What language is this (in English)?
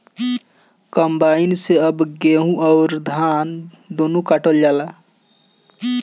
Bhojpuri